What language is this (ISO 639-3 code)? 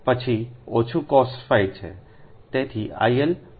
guj